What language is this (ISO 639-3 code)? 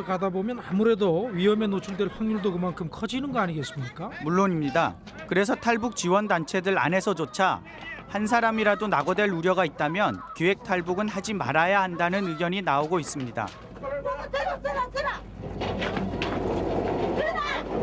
kor